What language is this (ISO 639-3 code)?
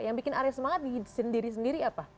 ind